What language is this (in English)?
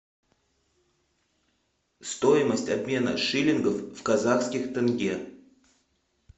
Russian